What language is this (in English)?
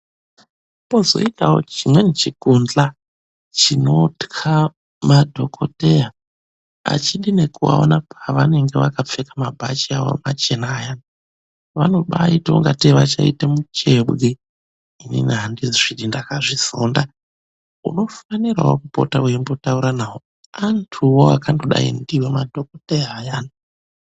Ndau